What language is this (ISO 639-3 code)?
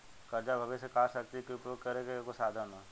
bho